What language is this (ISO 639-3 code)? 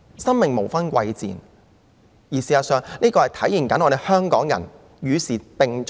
yue